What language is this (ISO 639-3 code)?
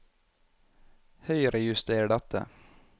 nor